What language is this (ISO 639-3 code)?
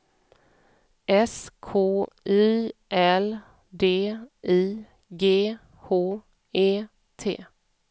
swe